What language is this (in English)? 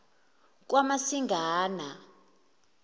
Zulu